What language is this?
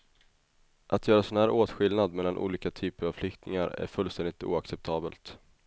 Swedish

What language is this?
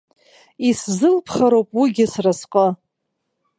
Abkhazian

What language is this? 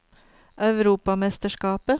Norwegian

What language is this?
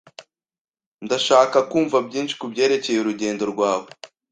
Kinyarwanda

